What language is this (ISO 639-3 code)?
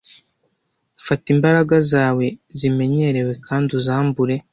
kin